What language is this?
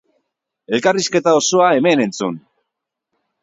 Basque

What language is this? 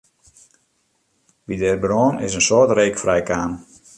Western Frisian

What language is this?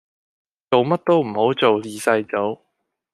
Cantonese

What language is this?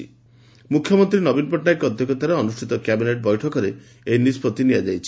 Odia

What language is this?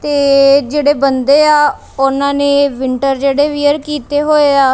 Punjabi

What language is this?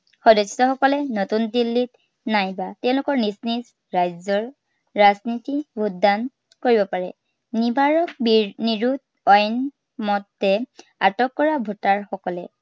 Assamese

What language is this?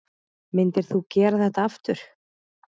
Icelandic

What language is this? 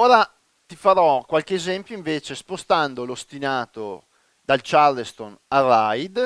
Italian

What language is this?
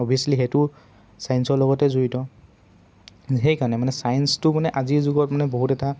Assamese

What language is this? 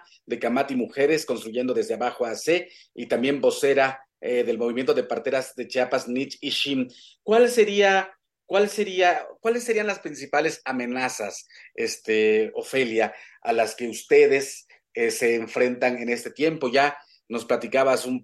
Spanish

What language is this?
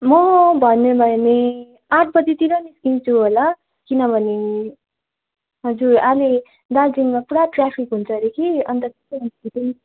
Nepali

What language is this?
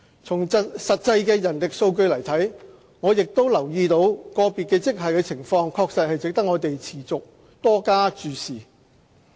Cantonese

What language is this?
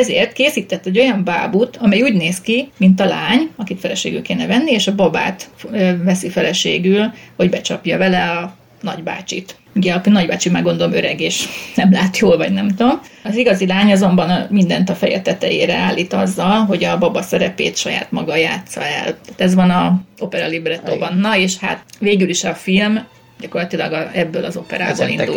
Hungarian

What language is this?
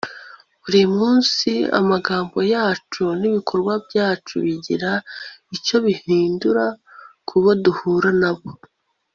Kinyarwanda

